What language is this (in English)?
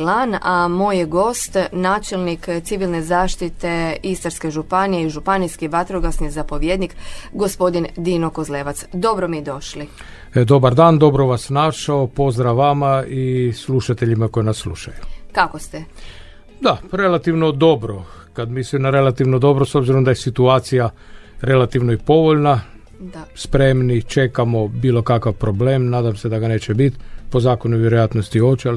Croatian